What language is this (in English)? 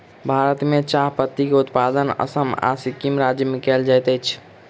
Maithili